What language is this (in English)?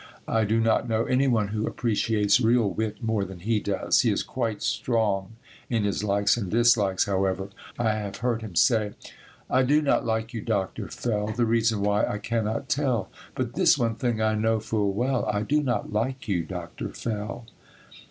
English